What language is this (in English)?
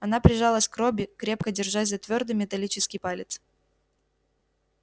Russian